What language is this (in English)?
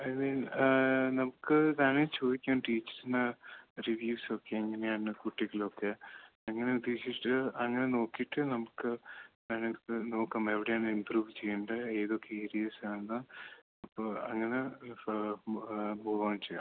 Malayalam